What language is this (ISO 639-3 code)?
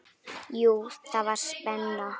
isl